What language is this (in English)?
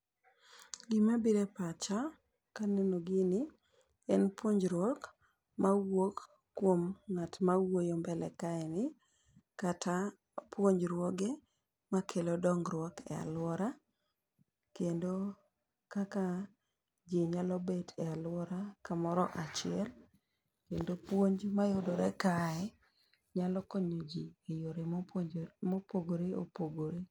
Luo (Kenya and Tanzania)